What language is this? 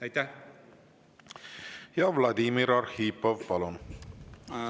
Estonian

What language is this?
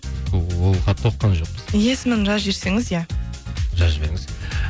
Kazakh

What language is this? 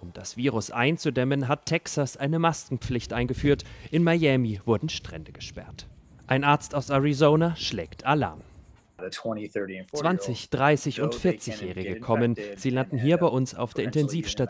German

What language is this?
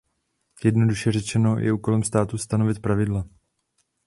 Czech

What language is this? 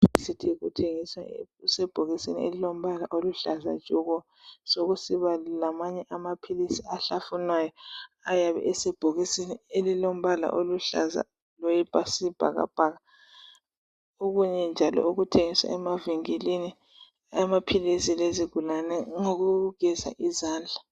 North Ndebele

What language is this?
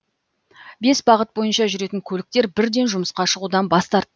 Kazakh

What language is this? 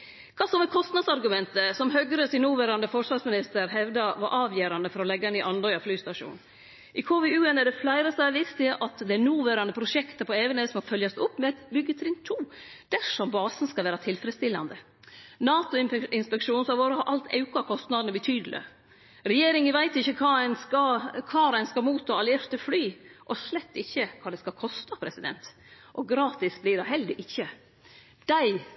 Norwegian Nynorsk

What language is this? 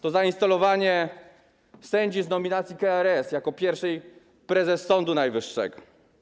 Polish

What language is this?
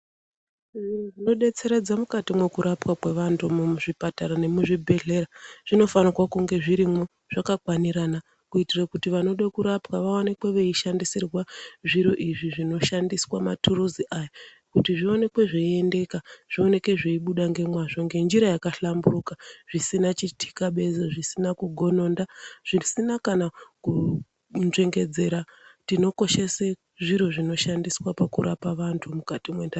Ndau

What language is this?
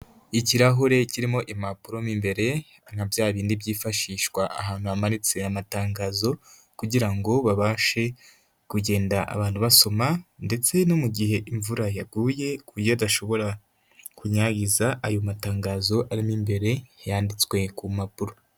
Kinyarwanda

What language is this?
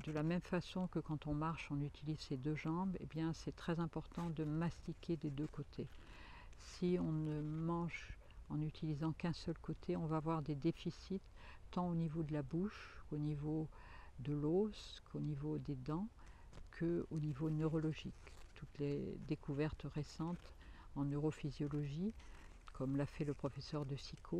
French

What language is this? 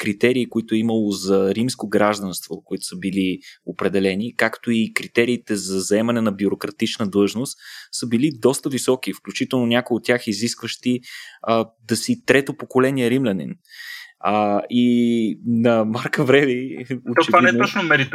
Bulgarian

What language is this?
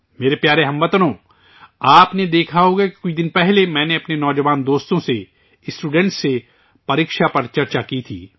Urdu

